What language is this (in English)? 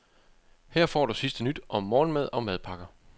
Danish